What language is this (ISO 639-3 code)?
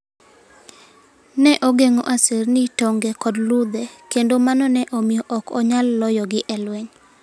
luo